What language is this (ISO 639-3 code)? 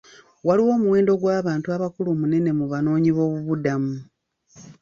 lug